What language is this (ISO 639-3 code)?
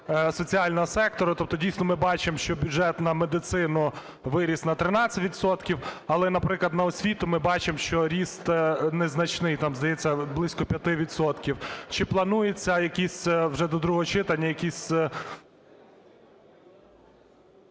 ukr